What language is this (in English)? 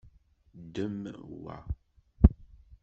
Kabyle